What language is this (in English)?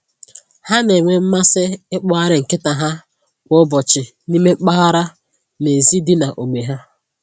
Igbo